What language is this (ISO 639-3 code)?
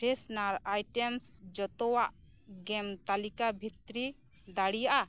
sat